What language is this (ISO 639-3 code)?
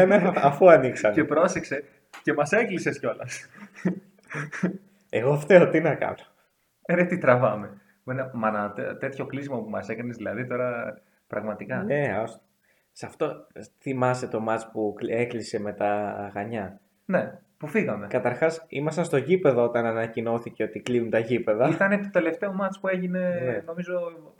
ell